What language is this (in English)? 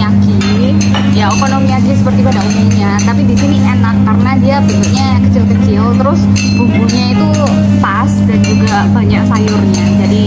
Indonesian